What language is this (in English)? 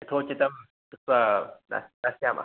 Sanskrit